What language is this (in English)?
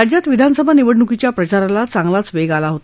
Marathi